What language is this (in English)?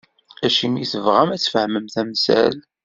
Kabyle